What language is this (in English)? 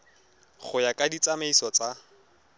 Tswana